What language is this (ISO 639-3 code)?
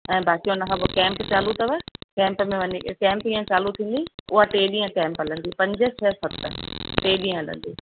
snd